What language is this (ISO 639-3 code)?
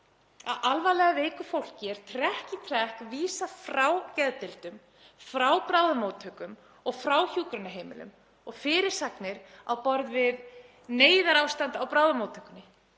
isl